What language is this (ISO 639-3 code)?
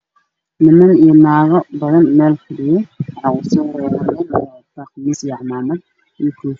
som